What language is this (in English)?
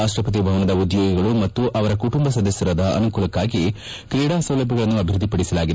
Kannada